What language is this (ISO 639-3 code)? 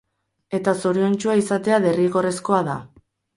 eus